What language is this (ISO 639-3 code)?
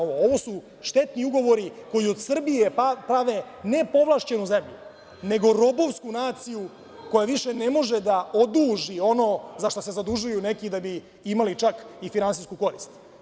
srp